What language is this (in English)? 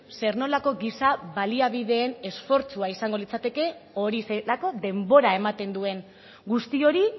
Basque